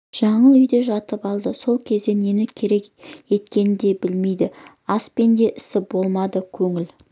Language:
Kazakh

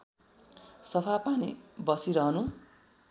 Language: Nepali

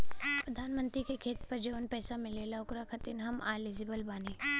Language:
Bhojpuri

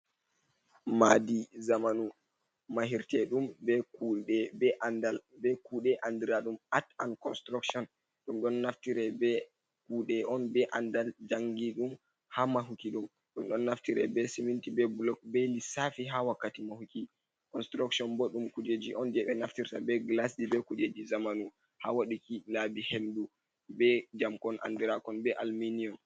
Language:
Fula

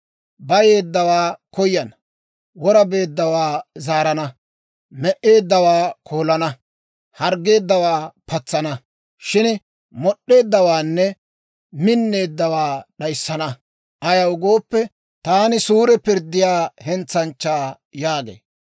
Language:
Dawro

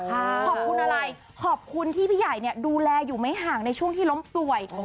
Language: Thai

